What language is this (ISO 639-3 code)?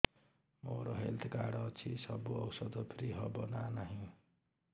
ori